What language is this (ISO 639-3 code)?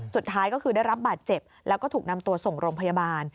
tha